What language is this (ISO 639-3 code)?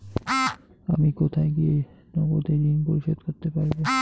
ben